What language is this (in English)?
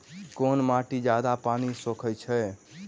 Maithili